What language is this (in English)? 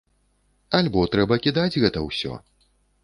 Belarusian